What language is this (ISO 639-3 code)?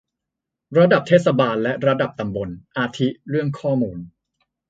tha